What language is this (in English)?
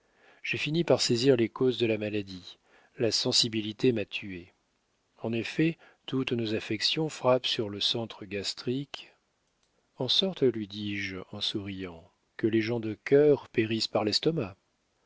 French